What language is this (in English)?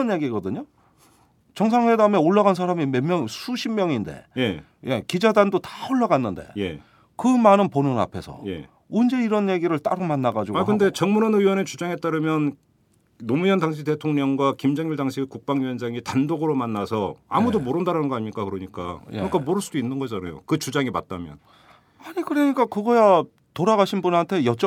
Korean